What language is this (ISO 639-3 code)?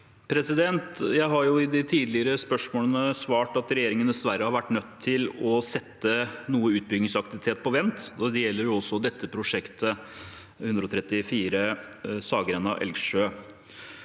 nor